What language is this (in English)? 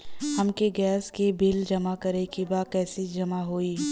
Bhojpuri